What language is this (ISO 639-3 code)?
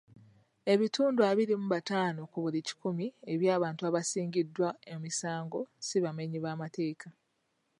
lug